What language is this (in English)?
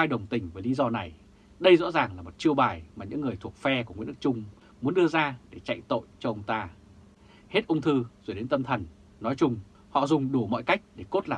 Vietnamese